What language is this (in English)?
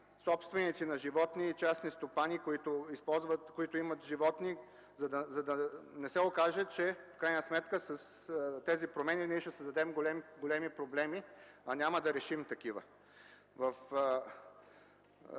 Bulgarian